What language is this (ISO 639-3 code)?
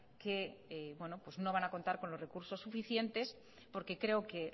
spa